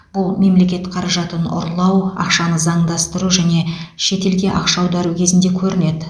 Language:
Kazakh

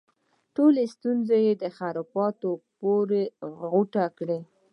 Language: Pashto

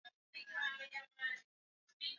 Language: Swahili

